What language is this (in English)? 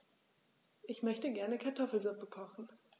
German